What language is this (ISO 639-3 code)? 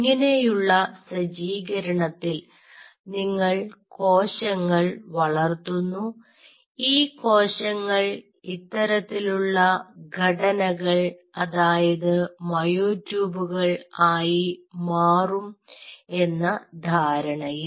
mal